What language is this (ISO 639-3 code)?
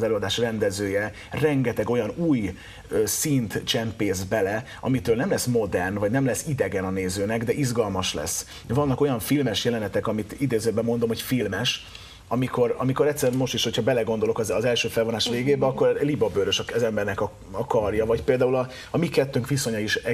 hun